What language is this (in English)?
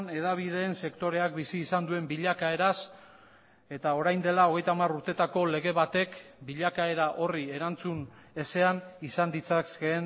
Basque